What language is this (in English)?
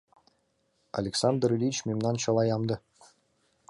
Mari